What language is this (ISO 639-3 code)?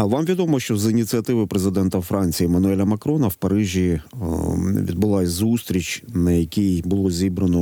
ukr